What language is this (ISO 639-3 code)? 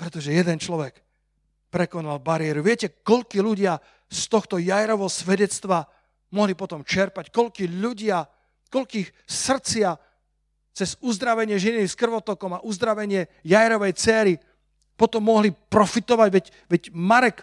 slk